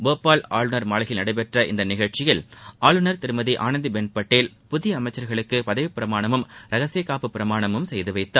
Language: Tamil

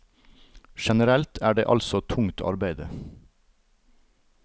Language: Norwegian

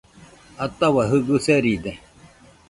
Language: Nüpode Huitoto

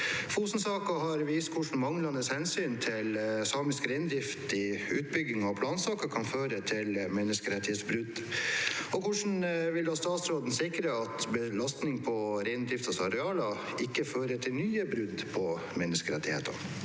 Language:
Norwegian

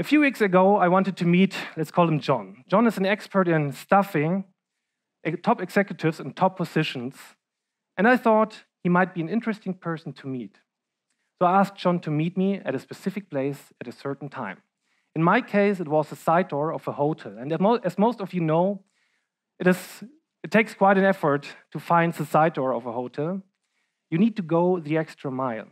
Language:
English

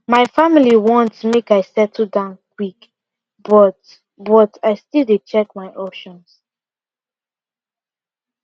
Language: Nigerian Pidgin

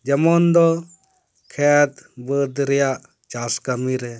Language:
Santali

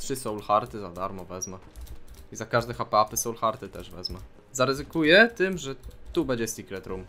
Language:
Polish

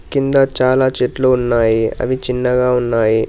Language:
Telugu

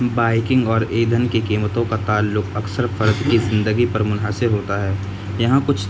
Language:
Urdu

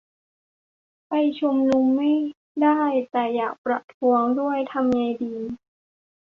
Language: Thai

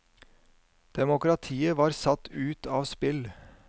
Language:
Norwegian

